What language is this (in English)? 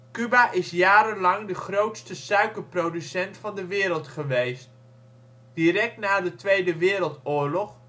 Dutch